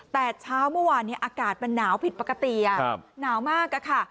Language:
Thai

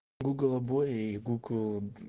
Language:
Russian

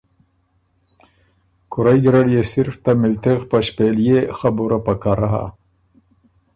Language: Ormuri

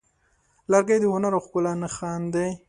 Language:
Pashto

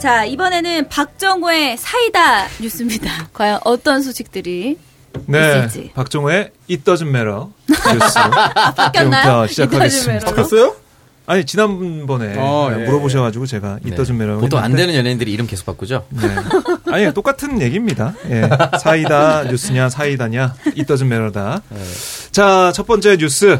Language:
Korean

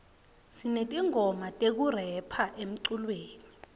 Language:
Swati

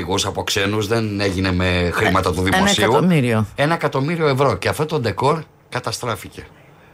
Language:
Greek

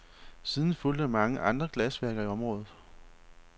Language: Danish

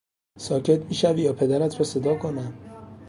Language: Persian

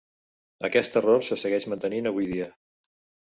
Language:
Catalan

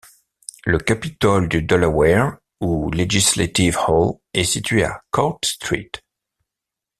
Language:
French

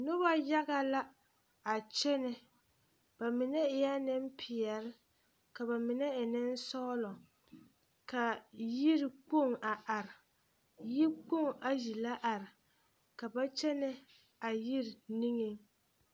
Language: Southern Dagaare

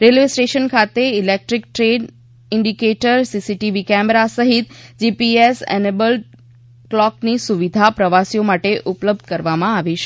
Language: Gujarati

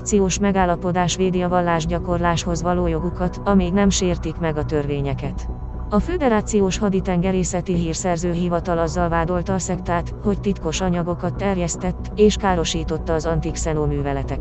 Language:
Hungarian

